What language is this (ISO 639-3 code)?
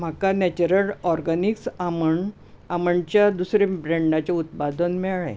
kok